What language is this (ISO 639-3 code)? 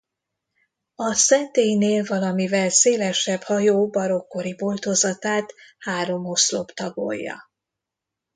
hun